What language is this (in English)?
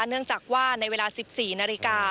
Thai